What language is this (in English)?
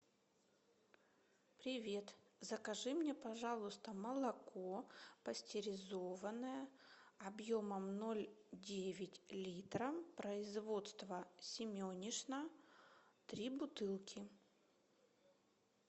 Russian